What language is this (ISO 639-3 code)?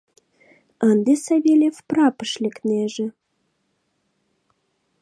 chm